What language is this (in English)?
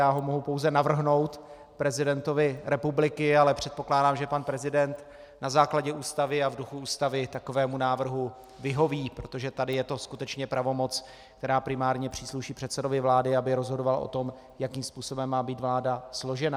Czech